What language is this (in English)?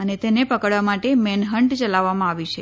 Gujarati